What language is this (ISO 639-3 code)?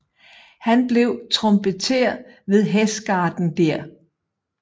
dan